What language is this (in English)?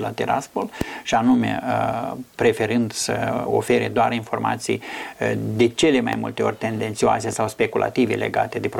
Romanian